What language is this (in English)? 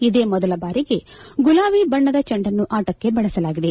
Kannada